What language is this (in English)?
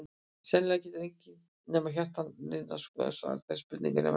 Icelandic